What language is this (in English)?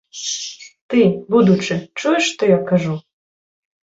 Belarusian